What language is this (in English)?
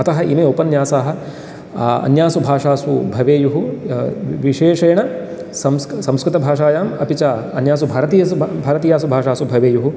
Sanskrit